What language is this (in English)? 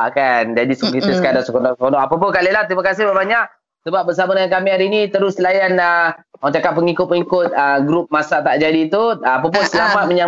Malay